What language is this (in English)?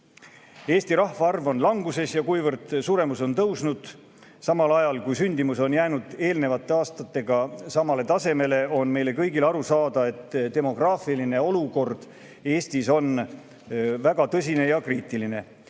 Estonian